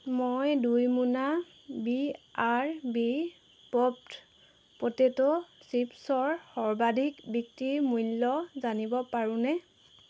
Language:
Assamese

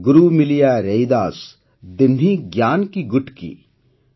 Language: Odia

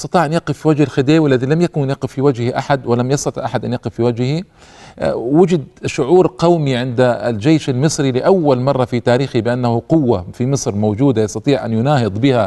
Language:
Arabic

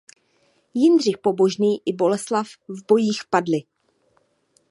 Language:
Czech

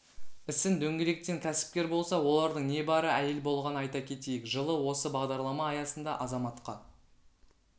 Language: Kazakh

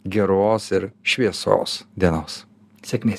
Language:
Lithuanian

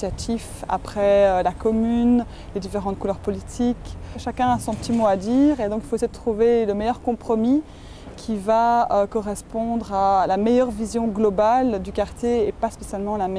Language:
French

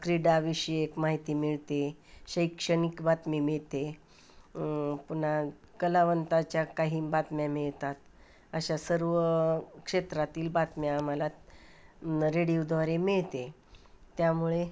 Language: Marathi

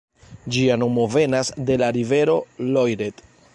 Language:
Esperanto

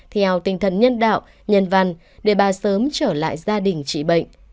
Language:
Vietnamese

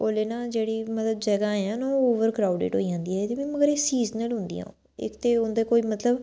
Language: Dogri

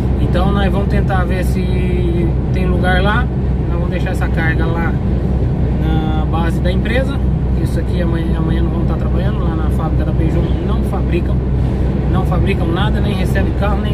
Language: Portuguese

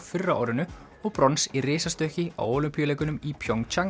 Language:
Icelandic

